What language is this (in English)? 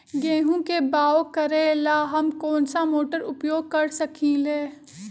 Magahi